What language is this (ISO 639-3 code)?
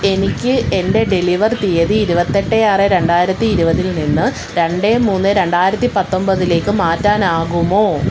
mal